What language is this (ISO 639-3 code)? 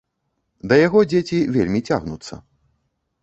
bel